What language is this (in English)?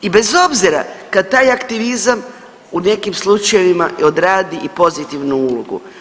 Croatian